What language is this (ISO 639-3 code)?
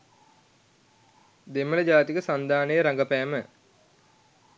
sin